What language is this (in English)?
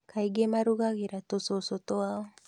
Kikuyu